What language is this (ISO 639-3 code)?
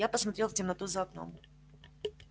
rus